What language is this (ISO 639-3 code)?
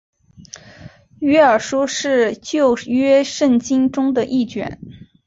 zho